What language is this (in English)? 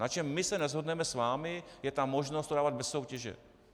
Czech